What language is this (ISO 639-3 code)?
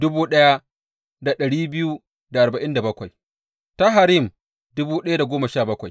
hau